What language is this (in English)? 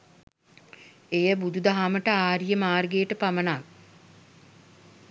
Sinhala